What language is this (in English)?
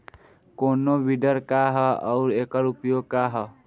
Bhojpuri